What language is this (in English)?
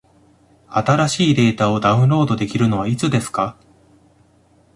Japanese